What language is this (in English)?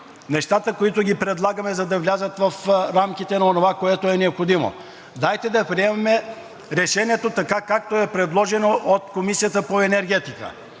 Bulgarian